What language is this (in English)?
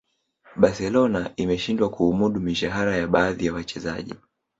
Swahili